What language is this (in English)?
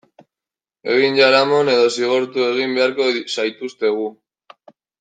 Basque